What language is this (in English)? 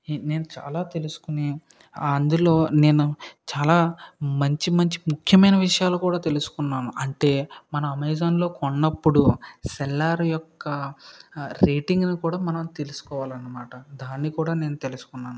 Telugu